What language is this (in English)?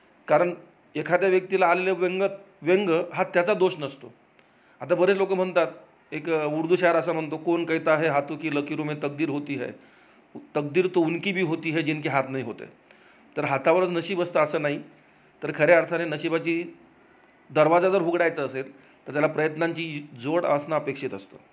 Marathi